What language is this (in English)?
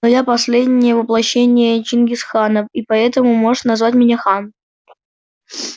Russian